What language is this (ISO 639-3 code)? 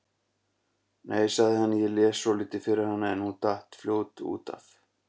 isl